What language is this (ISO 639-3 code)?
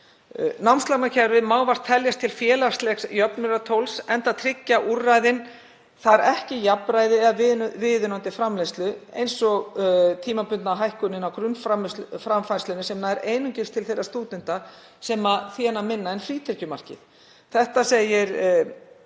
isl